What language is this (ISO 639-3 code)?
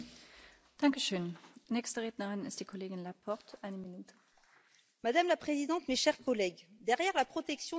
fra